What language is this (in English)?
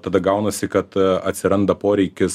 Lithuanian